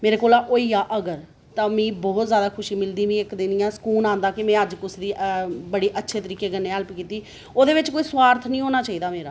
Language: Dogri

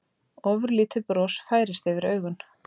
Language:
Icelandic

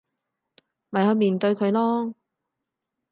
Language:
Cantonese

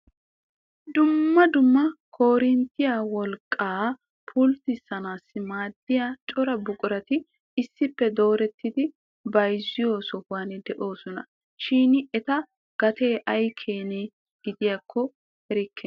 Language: Wolaytta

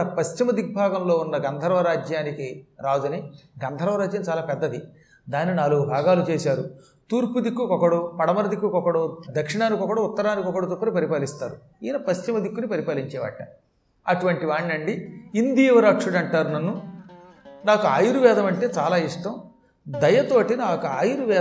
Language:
Telugu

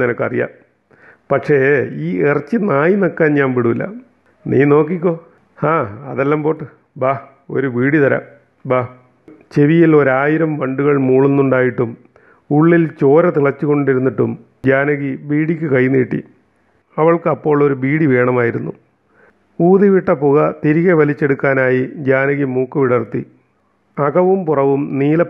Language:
Malayalam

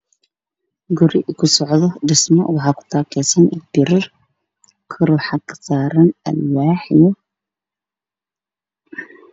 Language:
Somali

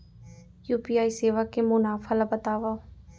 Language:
Chhattisgarhi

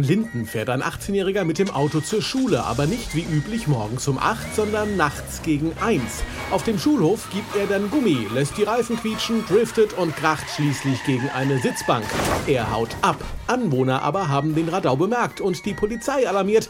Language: German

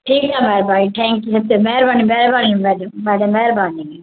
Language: Sindhi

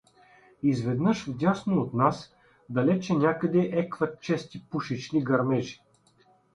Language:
Bulgarian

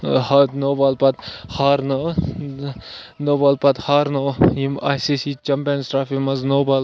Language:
Kashmiri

